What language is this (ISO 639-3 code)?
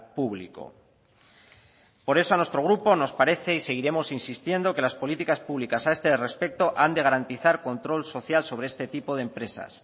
spa